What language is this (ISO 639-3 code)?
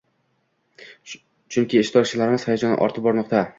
uzb